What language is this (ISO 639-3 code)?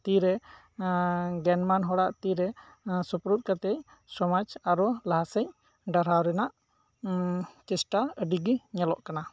sat